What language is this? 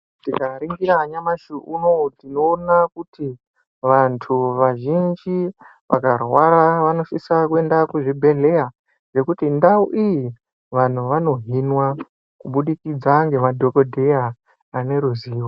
Ndau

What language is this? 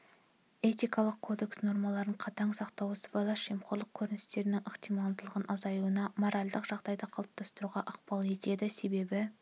Kazakh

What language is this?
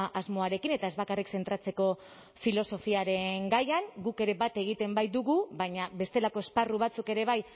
Basque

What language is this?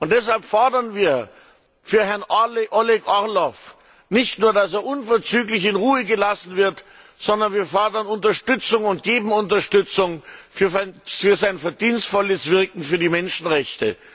German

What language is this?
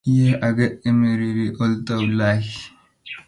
Kalenjin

